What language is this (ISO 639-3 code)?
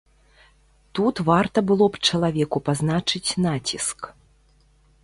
bel